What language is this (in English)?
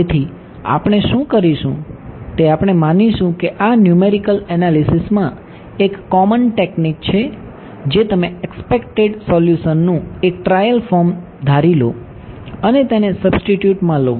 Gujarati